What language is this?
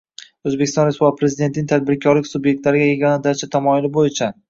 Uzbek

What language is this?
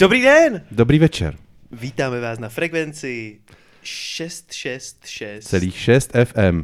Czech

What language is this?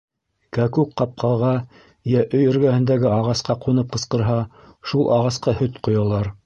Bashkir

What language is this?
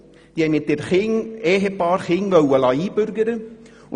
Swiss German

